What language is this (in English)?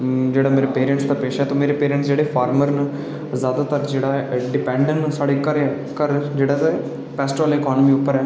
Dogri